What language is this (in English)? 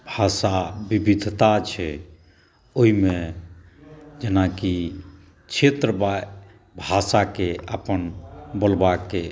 Maithili